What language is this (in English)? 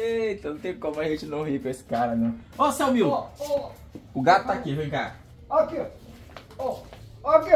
Portuguese